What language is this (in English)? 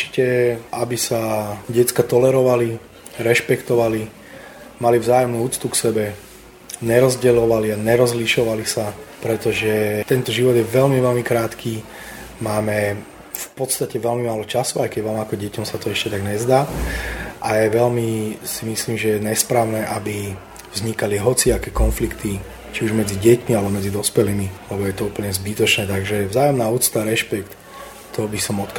Slovak